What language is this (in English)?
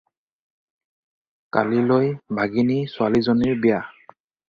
Assamese